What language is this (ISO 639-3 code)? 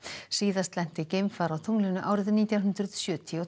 isl